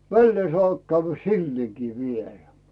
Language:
Finnish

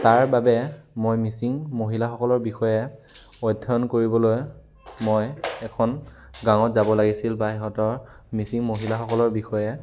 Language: Assamese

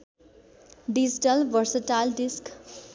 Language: Nepali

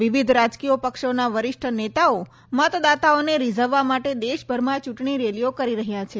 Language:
Gujarati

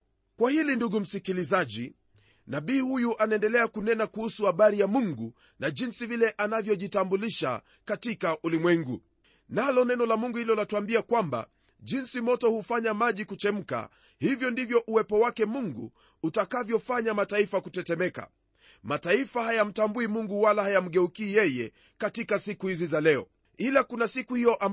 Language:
Swahili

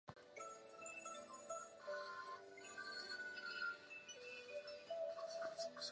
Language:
Chinese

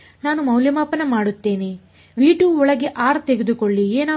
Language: Kannada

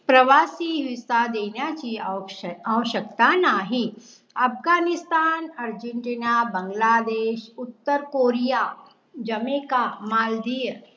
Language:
Marathi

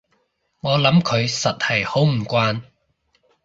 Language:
Cantonese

